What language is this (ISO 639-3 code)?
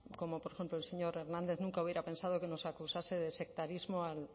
spa